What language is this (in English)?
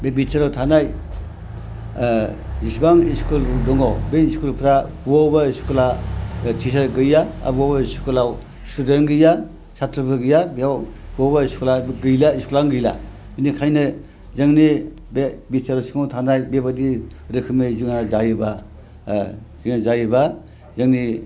Bodo